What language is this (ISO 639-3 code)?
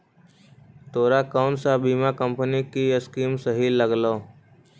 mag